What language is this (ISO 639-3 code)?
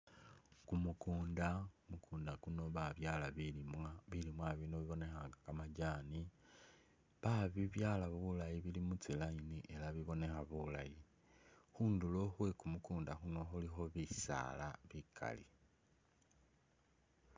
myx